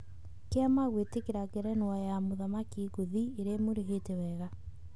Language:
Kikuyu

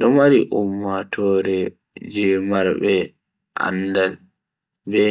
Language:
Bagirmi Fulfulde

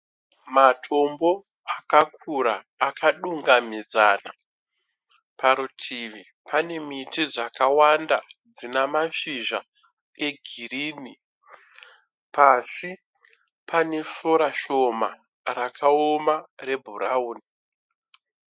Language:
Shona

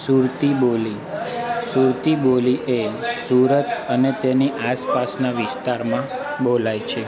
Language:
Gujarati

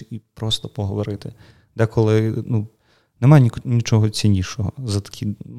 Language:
Ukrainian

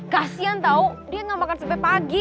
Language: Indonesian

